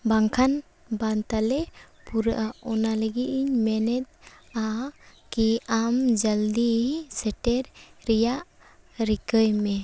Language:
Santali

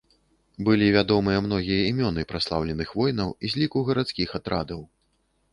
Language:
Belarusian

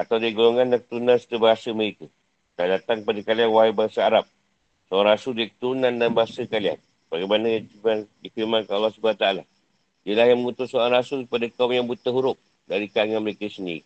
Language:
Malay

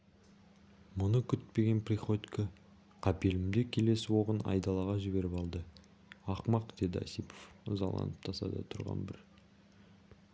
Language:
Kazakh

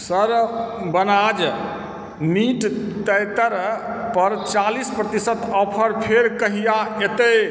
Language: Maithili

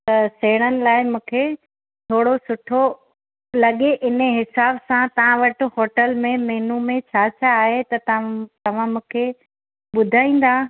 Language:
Sindhi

